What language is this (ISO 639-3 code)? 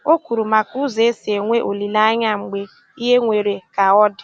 ibo